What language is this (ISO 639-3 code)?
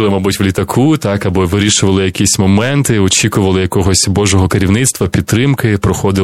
ukr